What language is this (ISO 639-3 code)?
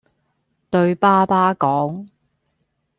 yue